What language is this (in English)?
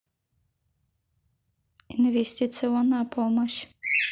Russian